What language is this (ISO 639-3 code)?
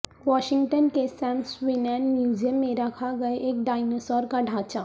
urd